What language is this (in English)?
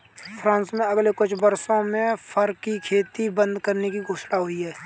Hindi